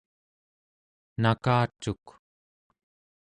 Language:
Central Yupik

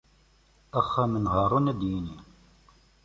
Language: Kabyle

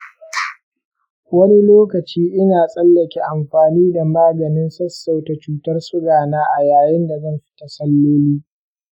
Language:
Hausa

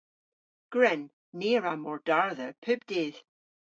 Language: Cornish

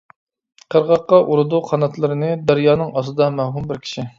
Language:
Uyghur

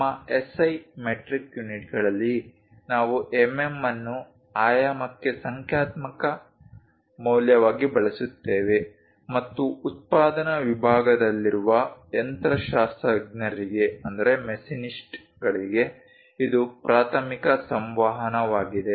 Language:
Kannada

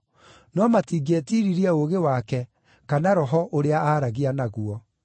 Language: Kikuyu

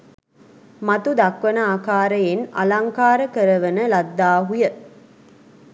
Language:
Sinhala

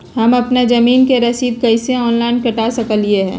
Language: Magahi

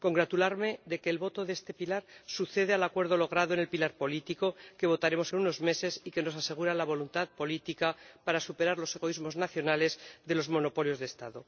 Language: Spanish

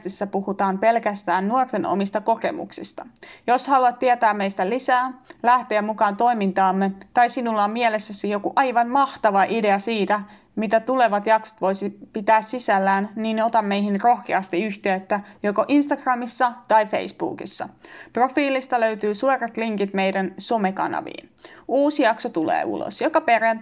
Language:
Finnish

